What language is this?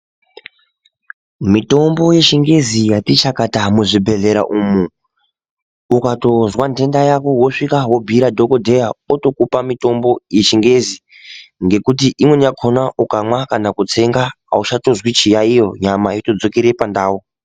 Ndau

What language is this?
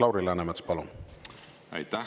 Estonian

